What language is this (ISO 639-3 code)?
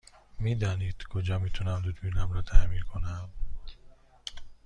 fas